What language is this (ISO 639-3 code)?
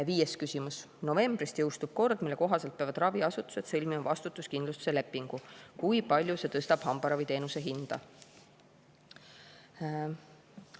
est